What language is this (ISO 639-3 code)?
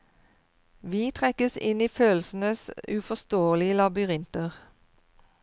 nor